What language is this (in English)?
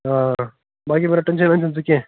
Kashmiri